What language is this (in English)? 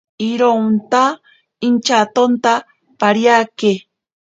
Ashéninka Perené